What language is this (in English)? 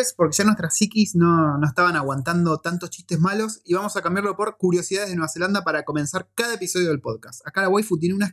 Spanish